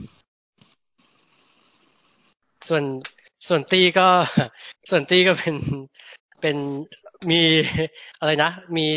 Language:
Thai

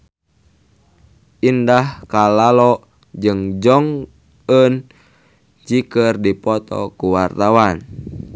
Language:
Sundanese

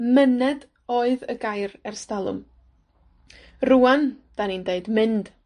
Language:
Welsh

